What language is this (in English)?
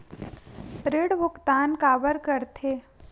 Chhattisgarhi